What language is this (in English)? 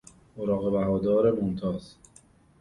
Persian